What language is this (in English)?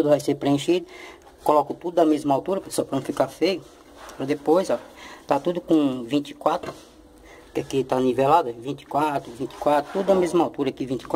Portuguese